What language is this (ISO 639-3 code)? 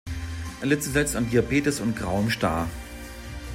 deu